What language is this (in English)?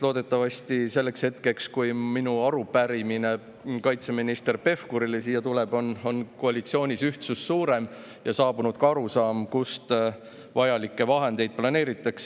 Estonian